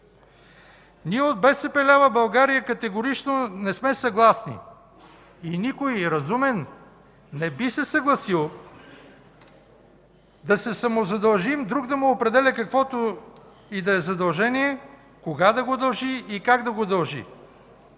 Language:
Bulgarian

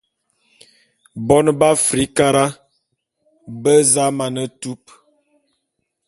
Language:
Bulu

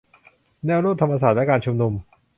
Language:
Thai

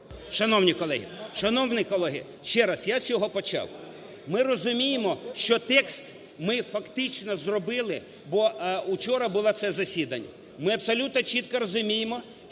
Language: Ukrainian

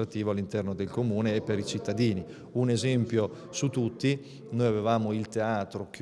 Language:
Italian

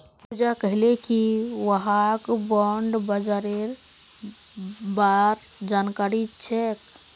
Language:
Magahi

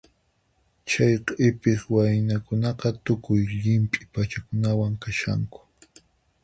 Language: Puno Quechua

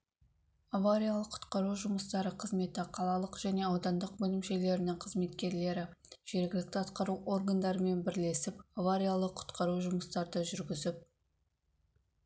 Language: Kazakh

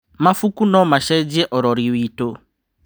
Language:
Kikuyu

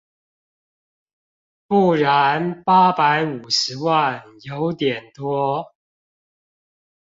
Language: Chinese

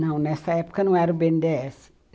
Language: Portuguese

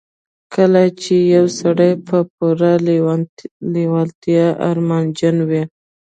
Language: Pashto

